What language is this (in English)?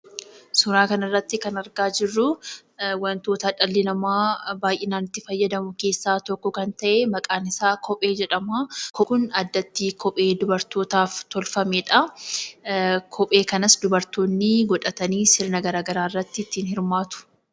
Oromo